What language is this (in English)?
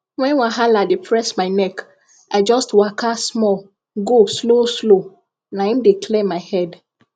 Nigerian Pidgin